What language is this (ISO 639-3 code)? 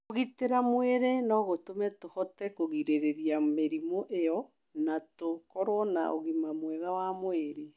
kik